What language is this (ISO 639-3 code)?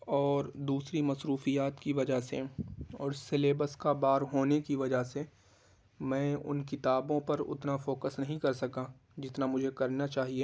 urd